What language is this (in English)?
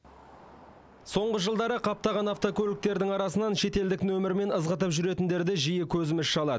Kazakh